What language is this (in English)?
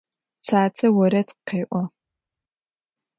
Adyghe